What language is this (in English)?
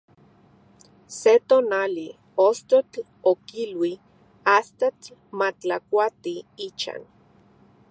Central Puebla Nahuatl